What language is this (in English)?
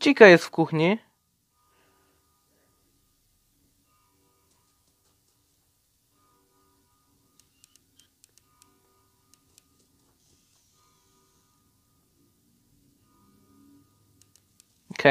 Polish